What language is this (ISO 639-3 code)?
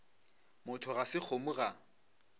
nso